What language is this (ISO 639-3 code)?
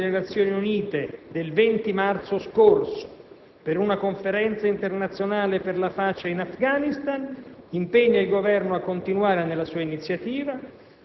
ita